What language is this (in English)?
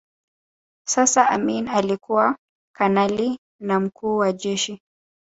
Swahili